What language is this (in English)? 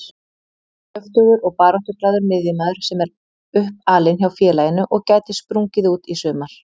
Icelandic